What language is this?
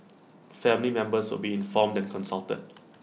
English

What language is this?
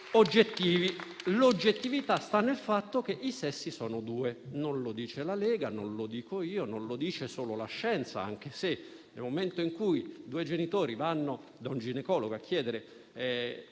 Italian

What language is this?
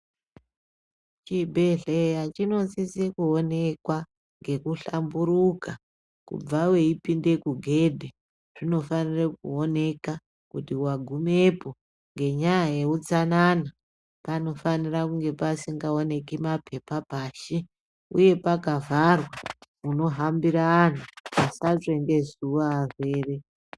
Ndau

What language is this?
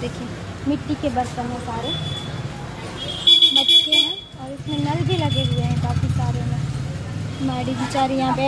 Hindi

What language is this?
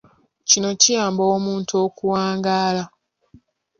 Ganda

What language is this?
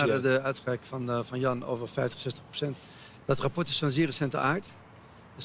Dutch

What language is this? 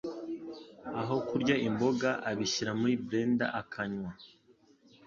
Kinyarwanda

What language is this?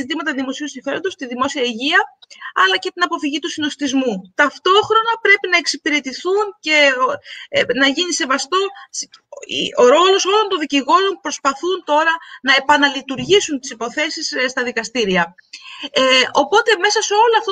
Greek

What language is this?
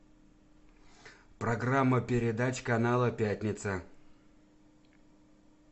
Russian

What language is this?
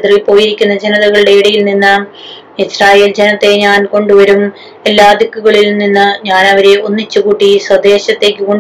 Malayalam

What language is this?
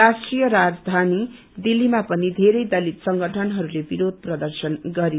Nepali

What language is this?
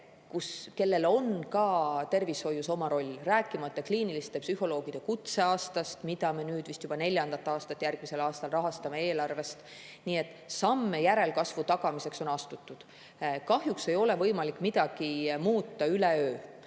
Estonian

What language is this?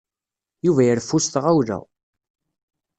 Kabyle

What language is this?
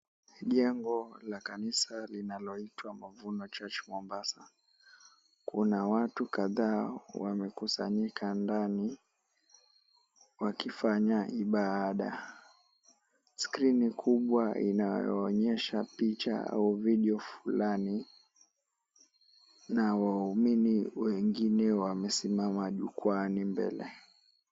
Swahili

